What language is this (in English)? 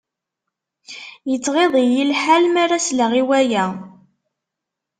Kabyle